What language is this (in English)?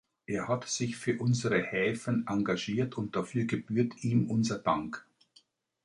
German